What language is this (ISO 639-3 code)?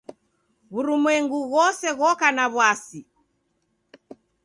dav